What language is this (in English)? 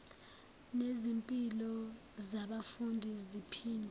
Zulu